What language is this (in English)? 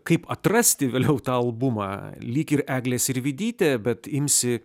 Lithuanian